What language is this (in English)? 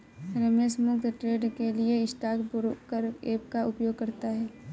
Hindi